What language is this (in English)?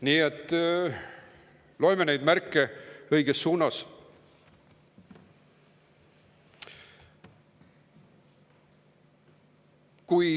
Estonian